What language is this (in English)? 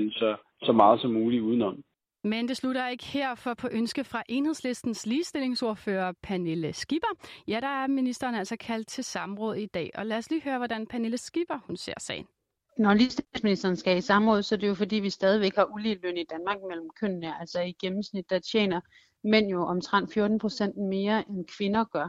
Danish